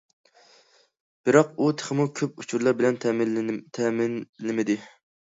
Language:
Uyghur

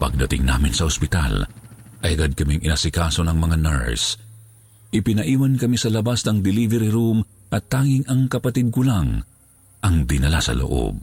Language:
Filipino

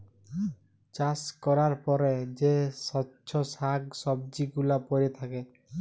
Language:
Bangla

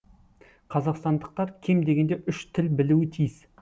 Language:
Kazakh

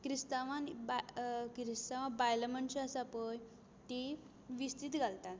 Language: Konkani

